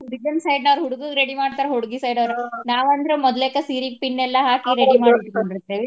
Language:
Kannada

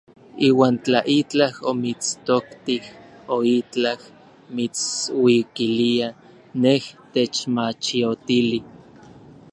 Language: Orizaba Nahuatl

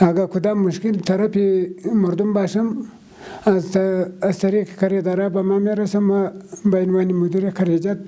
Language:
Arabic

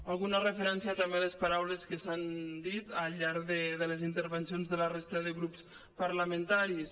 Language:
Catalan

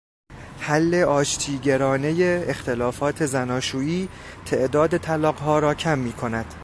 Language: Persian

